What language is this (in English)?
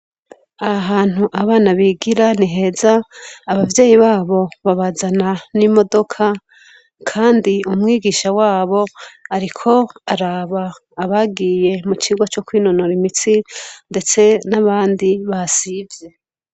Rundi